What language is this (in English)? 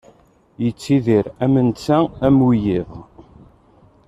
Kabyle